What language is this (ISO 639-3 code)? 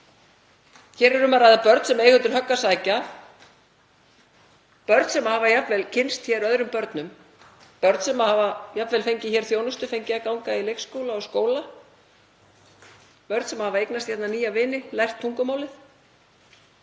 isl